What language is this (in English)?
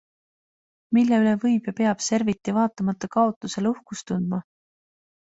Estonian